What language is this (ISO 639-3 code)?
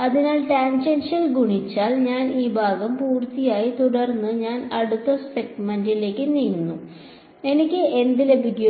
mal